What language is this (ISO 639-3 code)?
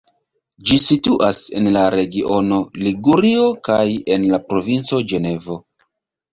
epo